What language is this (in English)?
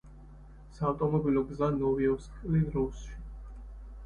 Georgian